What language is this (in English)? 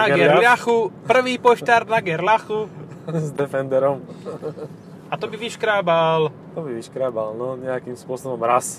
Slovak